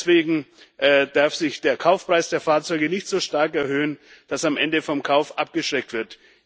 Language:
German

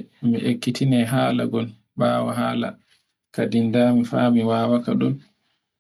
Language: Borgu Fulfulde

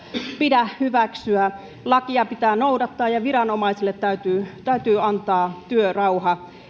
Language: Finnish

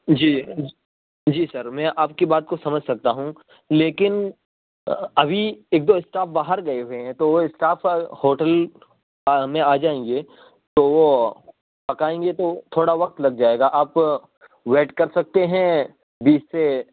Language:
Urdu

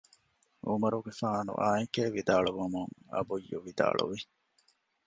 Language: Divehi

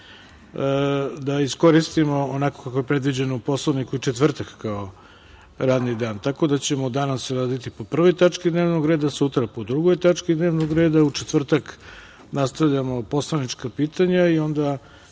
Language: Serbian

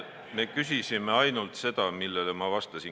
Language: Estonian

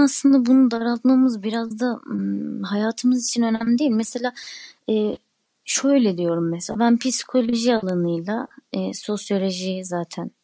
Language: Turkish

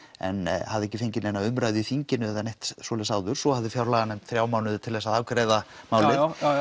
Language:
Icelandic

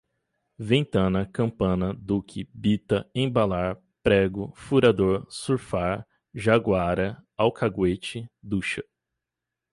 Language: Portuguese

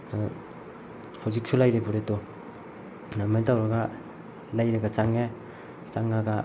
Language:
Manipuri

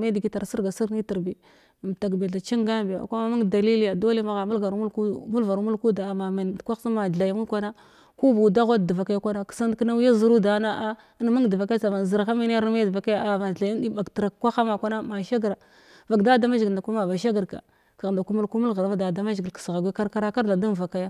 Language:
Glavda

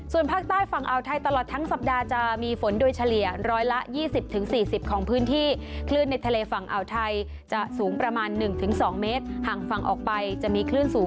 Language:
Thai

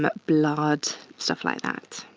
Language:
English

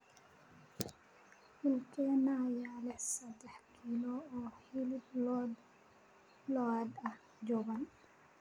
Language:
Somali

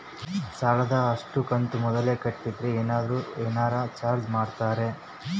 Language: Kannada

